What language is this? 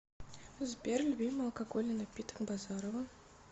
Russian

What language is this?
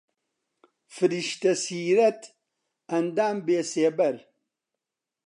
Central Kurdish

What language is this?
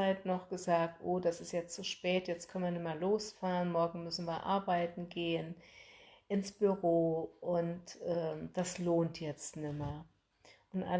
German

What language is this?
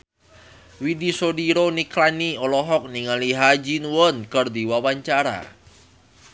Sundanese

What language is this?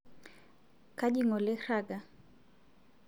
Masai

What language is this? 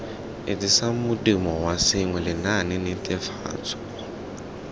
Tswana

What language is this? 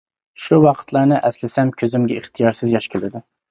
Uyghur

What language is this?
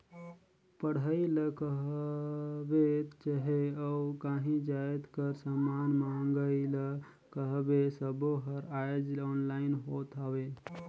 Chhattisgarhi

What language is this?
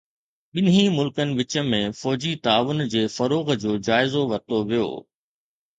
Sindhi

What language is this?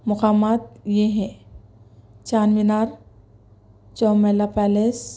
Urdu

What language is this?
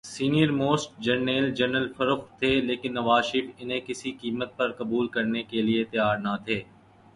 Urdu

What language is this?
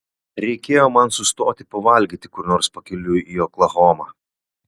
Lithuanian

